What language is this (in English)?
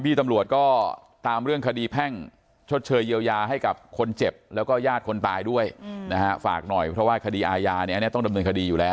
Thai